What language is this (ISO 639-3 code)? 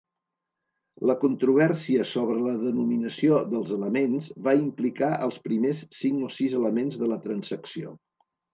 cat